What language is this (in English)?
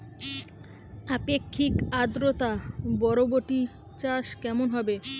Bangla